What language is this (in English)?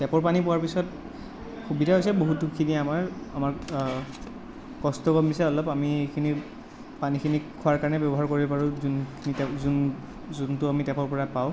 Assamese